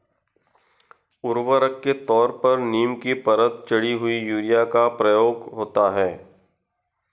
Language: Hindi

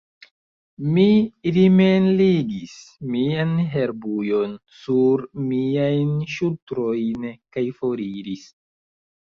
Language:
Esperanto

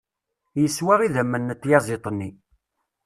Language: Kabyle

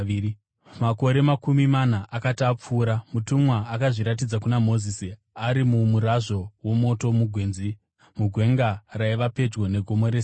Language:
Shona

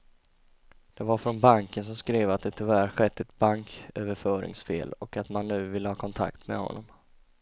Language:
Swedish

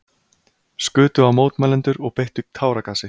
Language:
Icelandic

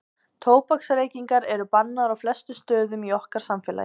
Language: Icelandic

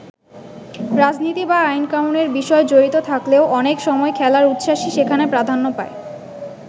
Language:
Bangla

